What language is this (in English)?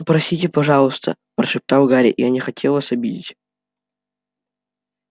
Russian